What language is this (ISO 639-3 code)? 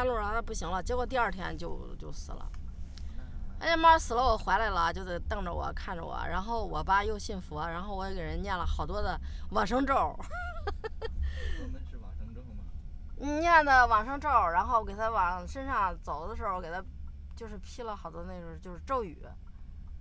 zho